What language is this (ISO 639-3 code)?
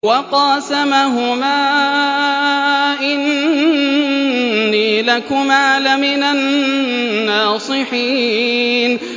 ara